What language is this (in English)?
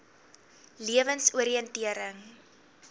Afrikaans